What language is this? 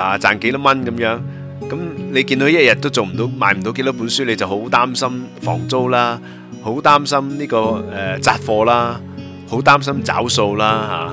Chinese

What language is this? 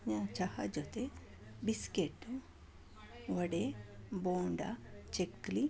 Kannada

